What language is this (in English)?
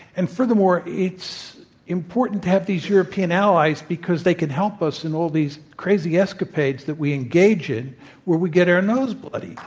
English